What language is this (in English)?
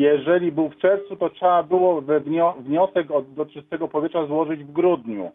Polish